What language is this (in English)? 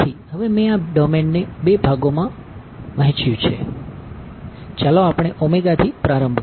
Gujarati